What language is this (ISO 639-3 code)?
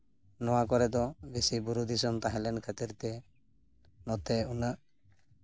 sat